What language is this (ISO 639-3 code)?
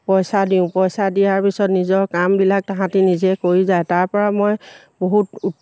asm